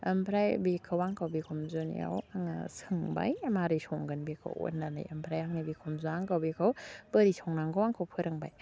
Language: Bodo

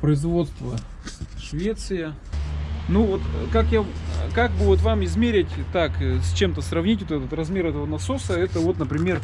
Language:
Russian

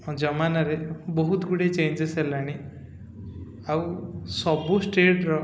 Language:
Odia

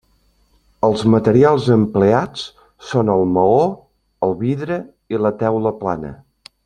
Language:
Catalan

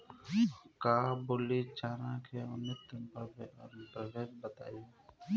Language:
Bhojpuri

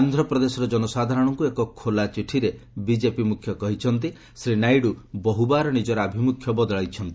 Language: Odia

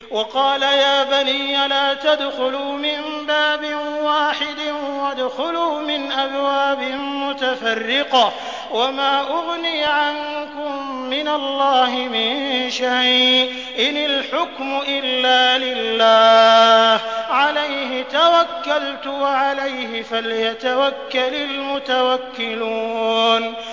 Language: Arabic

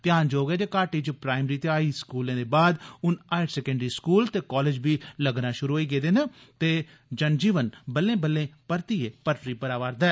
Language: Dogri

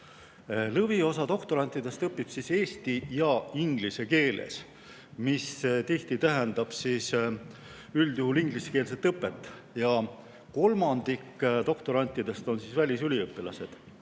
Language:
Estonian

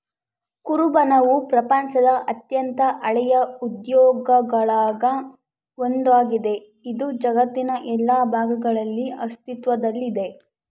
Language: Kannada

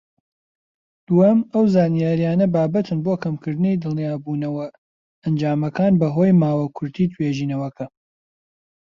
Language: Central Kurdish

